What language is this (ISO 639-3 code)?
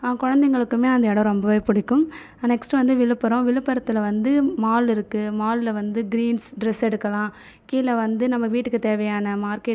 tam